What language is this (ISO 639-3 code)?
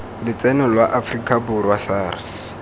tsn